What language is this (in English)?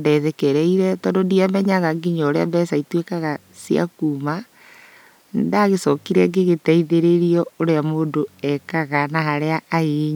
Kikuyu